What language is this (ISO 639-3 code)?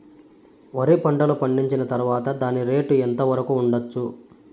tel